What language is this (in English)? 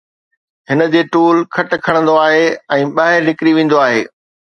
Sindhi